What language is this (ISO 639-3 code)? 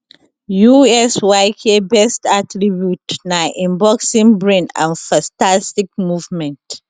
pcm